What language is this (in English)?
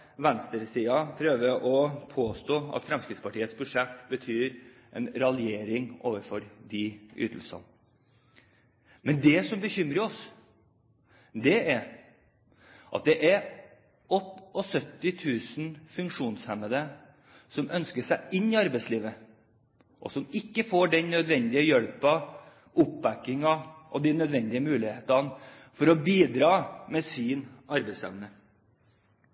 Norwegian Bokmål